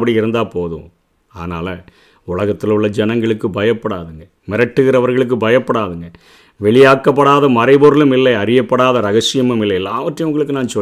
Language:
Tamil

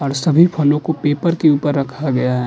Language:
Hindi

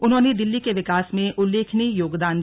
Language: Hindi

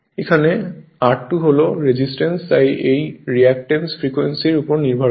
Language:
Bangla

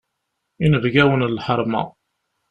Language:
Kabyle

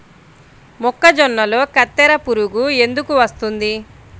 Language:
Telugu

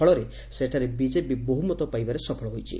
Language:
Odia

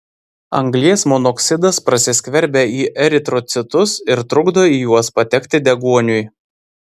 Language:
Lithuanian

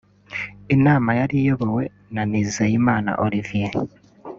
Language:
Kinyarwanda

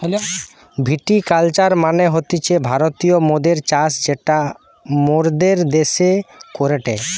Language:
Bangla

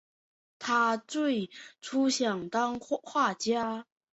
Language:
Chinese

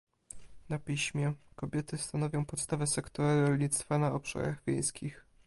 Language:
Polish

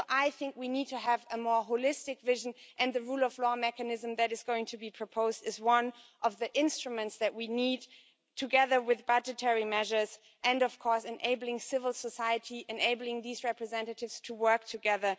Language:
English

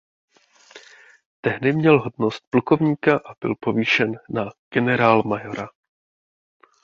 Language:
Czech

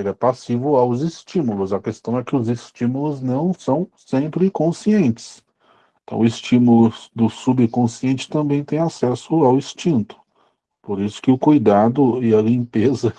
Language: Portuguese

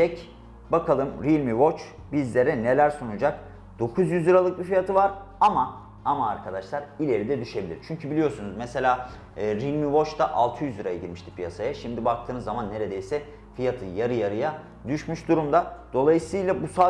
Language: Turkish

